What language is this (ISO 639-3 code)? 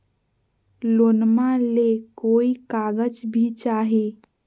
mag